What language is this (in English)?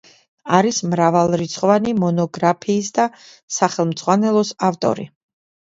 Georgian